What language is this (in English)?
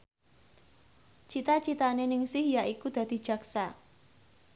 Javanese